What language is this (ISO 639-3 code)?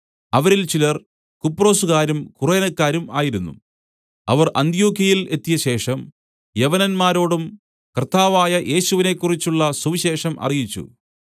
mal